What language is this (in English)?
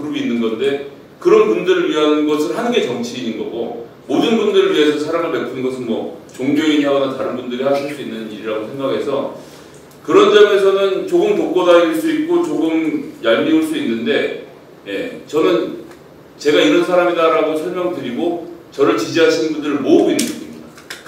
Korean